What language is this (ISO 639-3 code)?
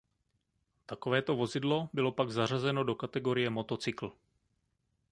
ces